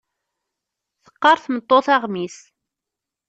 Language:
Kabyle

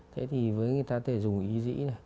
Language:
Vietnamese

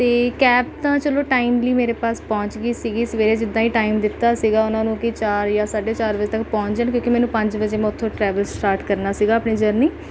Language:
Punjabi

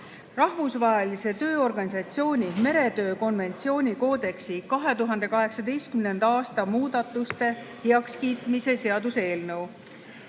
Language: Estonian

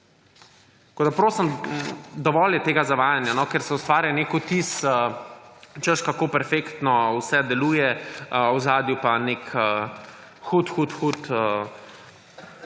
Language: Slovenian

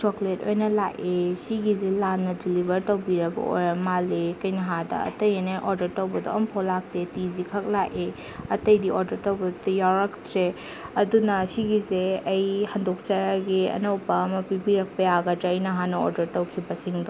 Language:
Manipuri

